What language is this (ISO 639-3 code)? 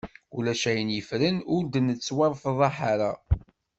kab